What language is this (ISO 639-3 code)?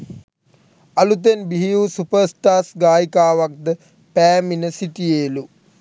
sin